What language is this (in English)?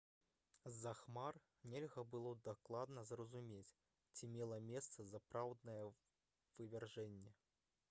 Belarusian